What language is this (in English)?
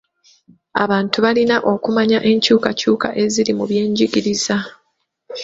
Ganda